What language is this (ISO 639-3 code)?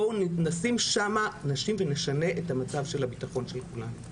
heb